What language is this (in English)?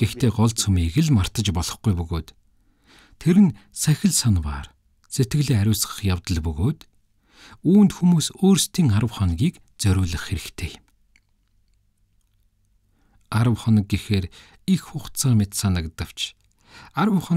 Lithuanian